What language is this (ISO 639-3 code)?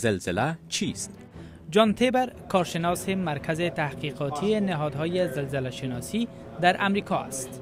fas